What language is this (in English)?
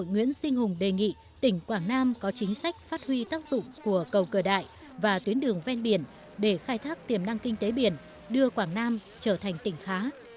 Vietnamese